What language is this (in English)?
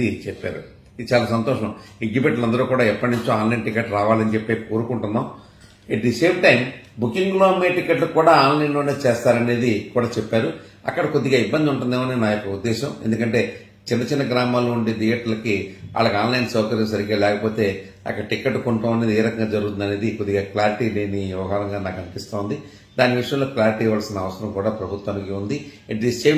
Indonesian